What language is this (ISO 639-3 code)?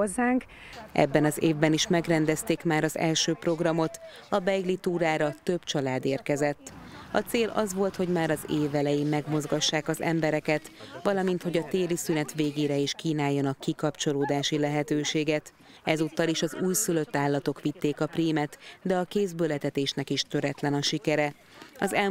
hun